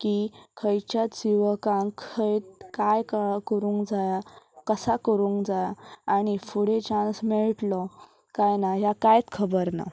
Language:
Konkani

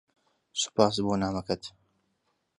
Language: Central Kurdish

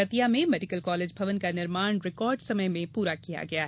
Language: Hindi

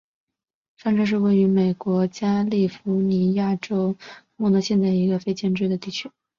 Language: Chinese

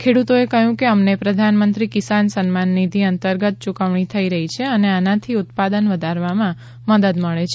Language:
Gujarati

